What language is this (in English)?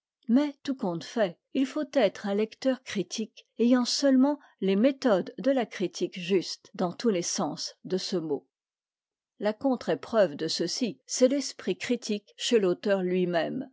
French